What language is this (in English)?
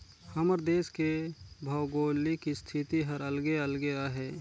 Chhattisgarhi